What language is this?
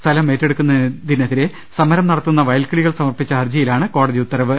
Malayalam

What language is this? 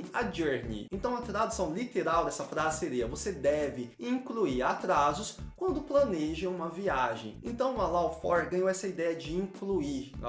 Portuguese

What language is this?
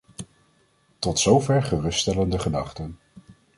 Dutch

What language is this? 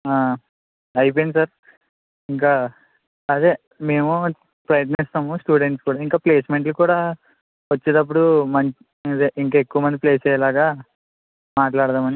Telugu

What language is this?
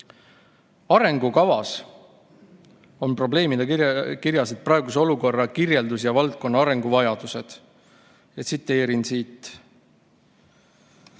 Estonian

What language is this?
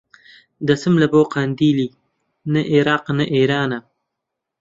Central Kurdish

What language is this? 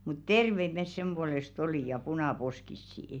Finnish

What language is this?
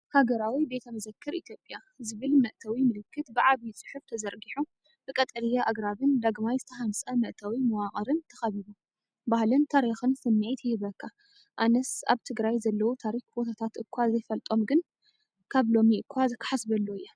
Tigrinya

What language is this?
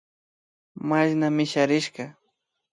Imbabura Highland Quichua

